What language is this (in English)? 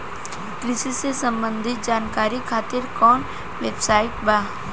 Bhojpuri